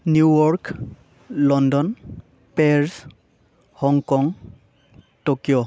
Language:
Bodo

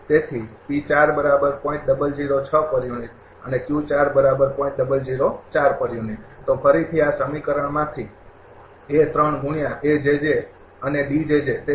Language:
Gujarati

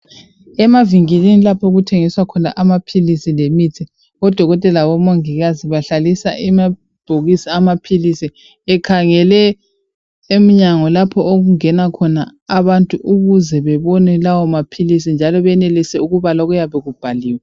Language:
North Ndebele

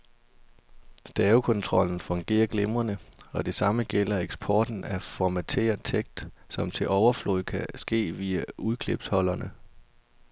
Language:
Danish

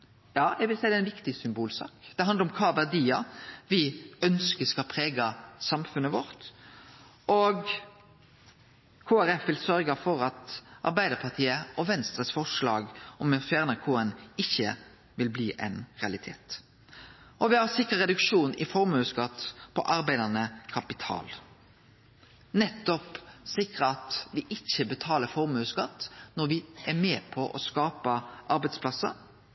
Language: Norwegian Nynorsk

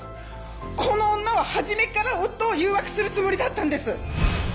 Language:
Japanese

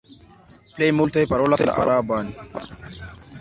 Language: Esperanto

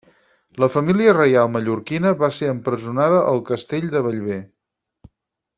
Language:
Catalan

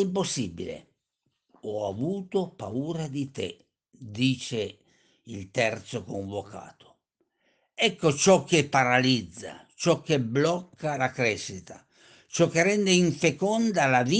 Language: Italian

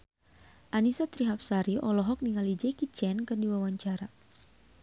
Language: Sundanese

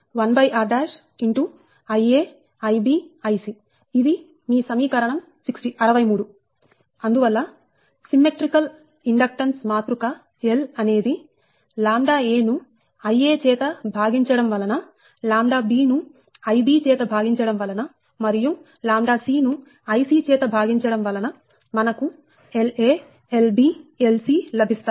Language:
Telugu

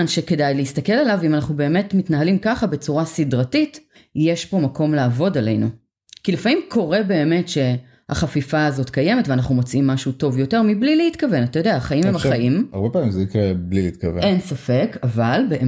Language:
Hebrew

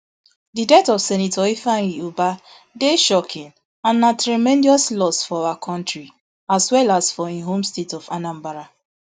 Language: Nigerian Pidgin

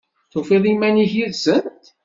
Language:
Kabyle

